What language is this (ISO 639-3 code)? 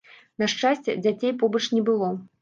bel